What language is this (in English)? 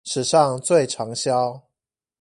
Chinese